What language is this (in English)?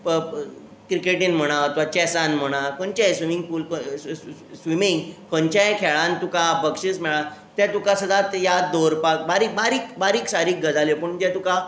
Konkani